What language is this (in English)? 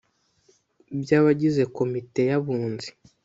Kinyarwanda